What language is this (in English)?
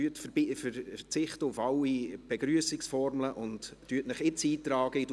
Swiss German